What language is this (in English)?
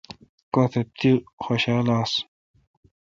Kalkoti